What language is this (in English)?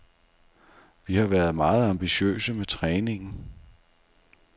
Danish